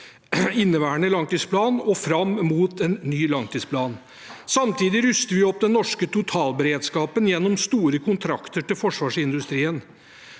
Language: Norwegian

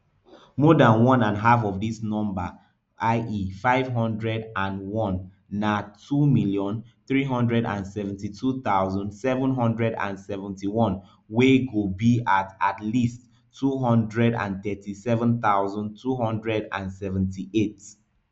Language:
Nigerian Pidgin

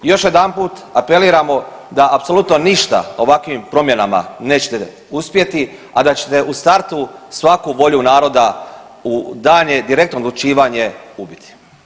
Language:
Croatian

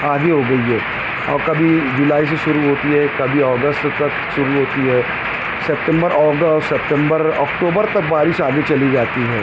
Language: Urdu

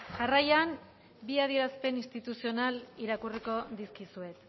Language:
Basque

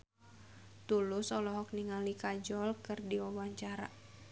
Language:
Sundanese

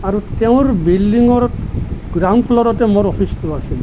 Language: Assamese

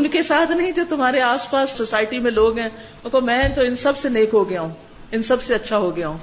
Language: Urdu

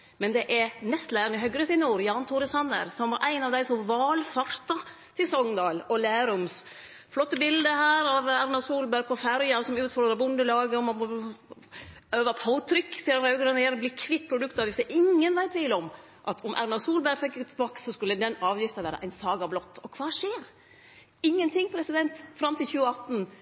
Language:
Norwegian Nynorsk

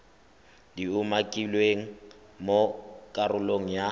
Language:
Tswana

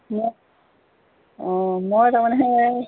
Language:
Assamese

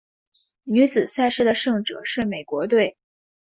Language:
Chinese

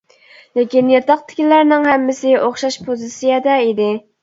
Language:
Uyghur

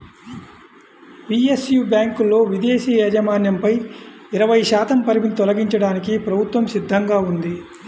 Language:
Telugu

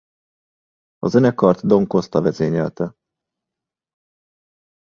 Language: Hungarian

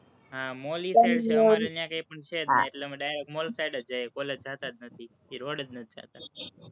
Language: Gujarati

